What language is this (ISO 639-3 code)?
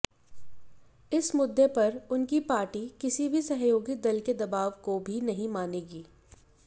hin